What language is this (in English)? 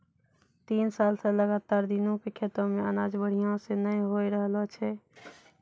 Maithili